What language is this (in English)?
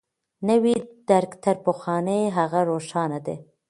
Pashto